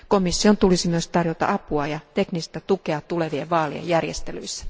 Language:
Finnish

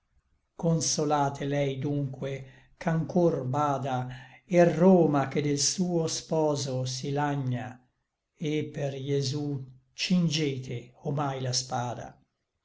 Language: Italian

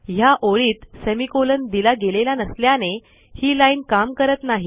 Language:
Marathi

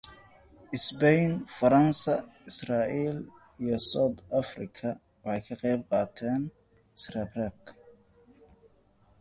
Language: English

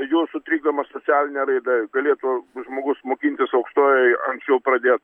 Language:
Lithuanian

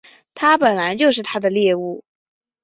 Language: Chinese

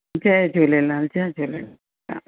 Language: Sindhi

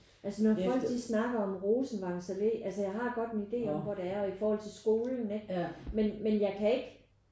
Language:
Danish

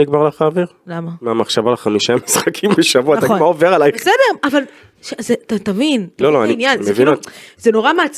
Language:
Hebrew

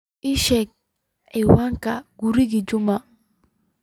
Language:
Somali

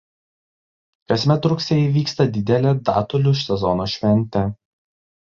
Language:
Lithuanian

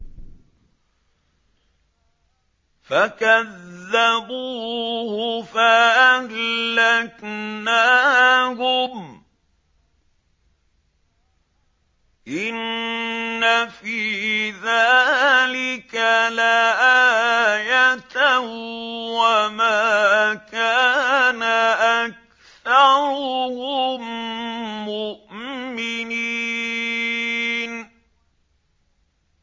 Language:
Arabic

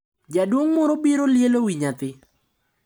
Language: Luo (Kenya and Tanzania)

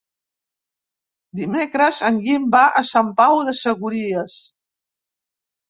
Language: Catalan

